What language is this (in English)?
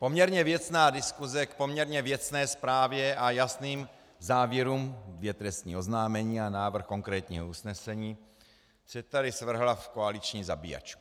Czech